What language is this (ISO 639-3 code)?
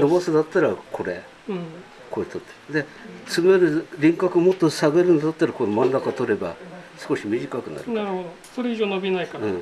jpn